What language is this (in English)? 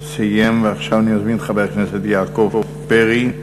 Hebrew